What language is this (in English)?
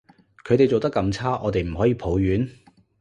Cantonese